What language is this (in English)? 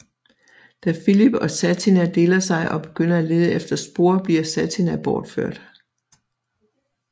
Danish